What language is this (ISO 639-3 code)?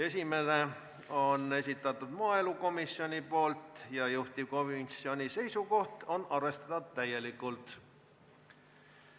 est